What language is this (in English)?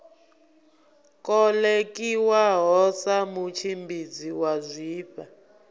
Venda